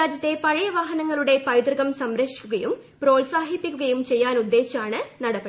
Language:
Malayalam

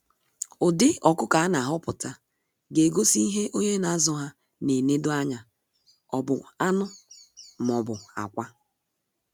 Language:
Igbo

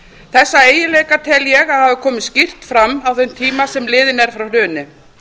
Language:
Icelandic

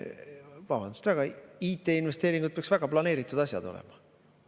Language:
Estonian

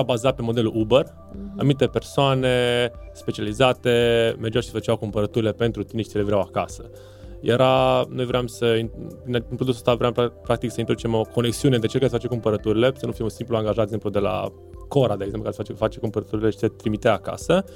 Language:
Romanian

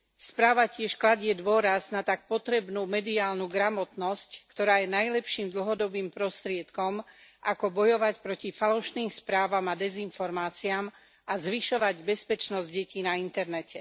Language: Slovak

